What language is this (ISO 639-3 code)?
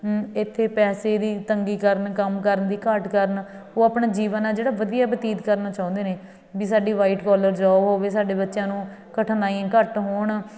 pan